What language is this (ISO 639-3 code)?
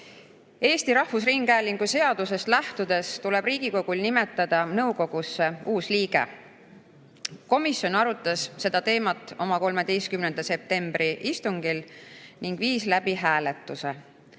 est